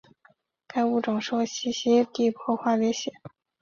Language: Chinese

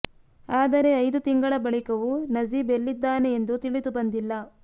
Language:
Kannada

